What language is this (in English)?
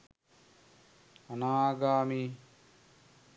Sinhala